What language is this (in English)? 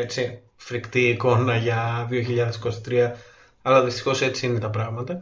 Greek